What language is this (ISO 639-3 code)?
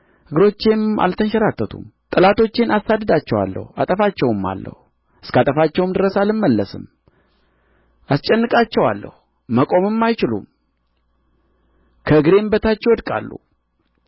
amh